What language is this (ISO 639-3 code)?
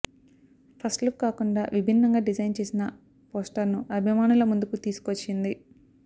tel